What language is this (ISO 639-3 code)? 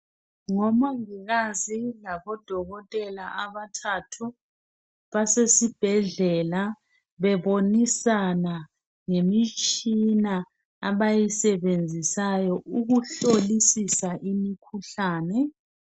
nde